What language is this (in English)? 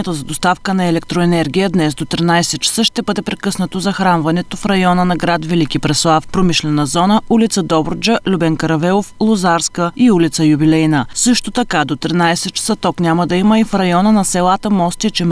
Bulgarian